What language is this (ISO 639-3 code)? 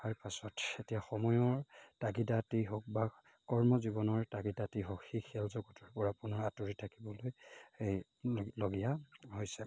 asm